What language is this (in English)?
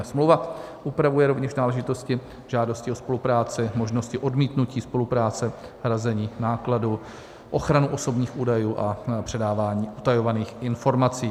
Czech